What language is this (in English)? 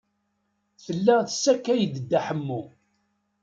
Kabyle